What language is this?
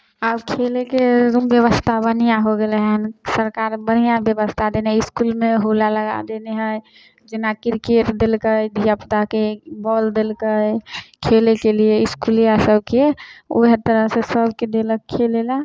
Maithili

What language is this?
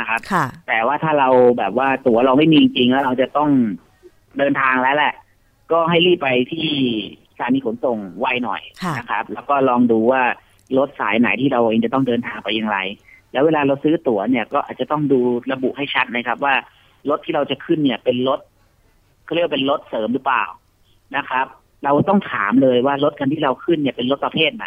Thai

